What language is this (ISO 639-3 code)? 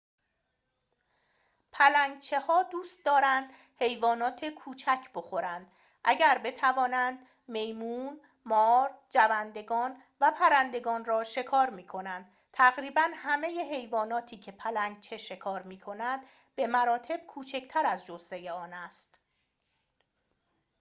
fas